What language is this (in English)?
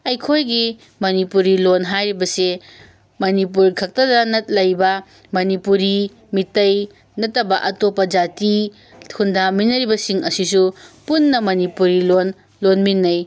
Manipuri